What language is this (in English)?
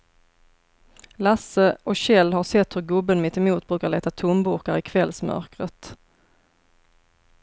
Swedish